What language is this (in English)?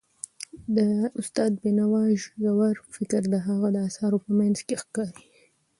Pashto